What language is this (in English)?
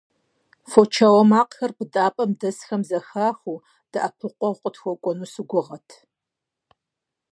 Kabardian